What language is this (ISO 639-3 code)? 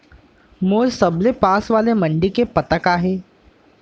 hne